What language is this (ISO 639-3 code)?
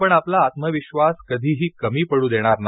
mar